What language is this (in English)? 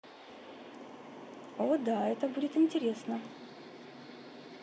Russian